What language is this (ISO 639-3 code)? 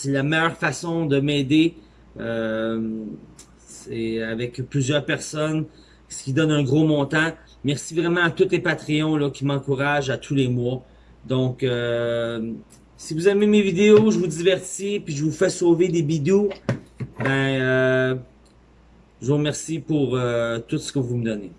fra